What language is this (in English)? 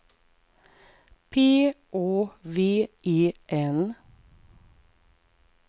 Swedish